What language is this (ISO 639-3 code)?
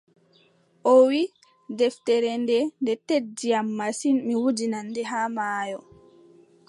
fub